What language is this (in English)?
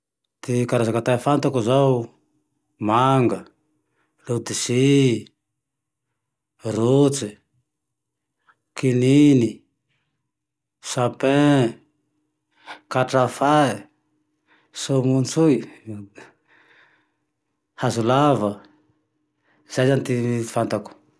Tandroy-Mahafaly Malagasy